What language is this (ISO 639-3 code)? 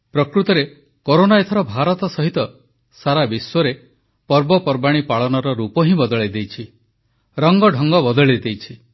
ori